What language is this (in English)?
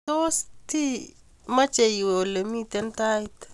Kalenjin